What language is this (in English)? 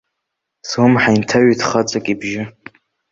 Abkhazian